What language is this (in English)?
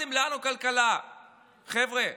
Hebrew